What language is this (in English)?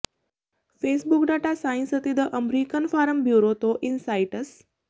Punjabi